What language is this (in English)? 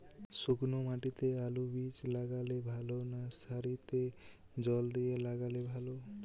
Bangla